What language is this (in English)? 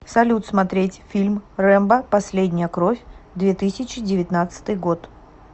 Russian